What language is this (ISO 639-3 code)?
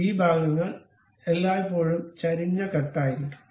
mal